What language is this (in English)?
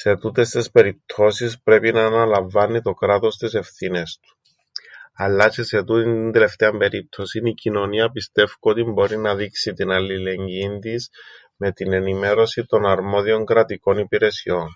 Greek